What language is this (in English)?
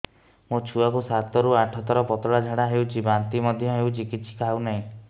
Odia